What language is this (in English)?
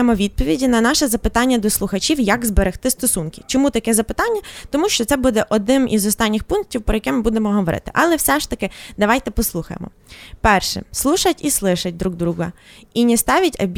Ukrainian